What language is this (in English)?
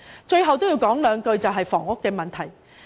Cantonese